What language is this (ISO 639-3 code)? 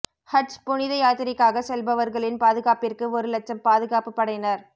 tam